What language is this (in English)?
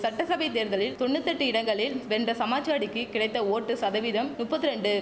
Tamil